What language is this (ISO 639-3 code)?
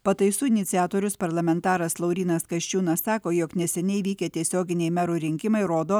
lit